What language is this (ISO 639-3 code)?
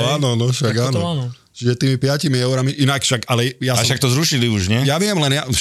slk